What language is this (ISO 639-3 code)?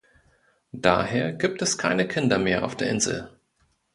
deu